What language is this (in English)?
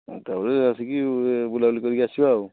Odia